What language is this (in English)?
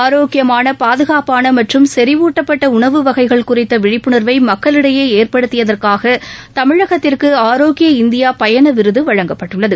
Tamil